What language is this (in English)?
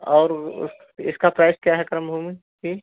Hindi